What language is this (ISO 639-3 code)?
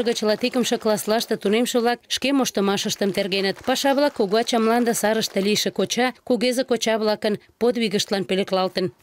rus